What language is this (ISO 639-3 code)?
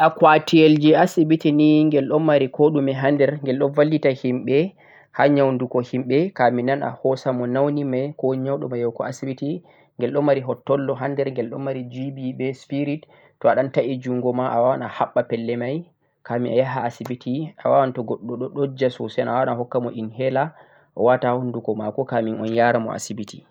fuq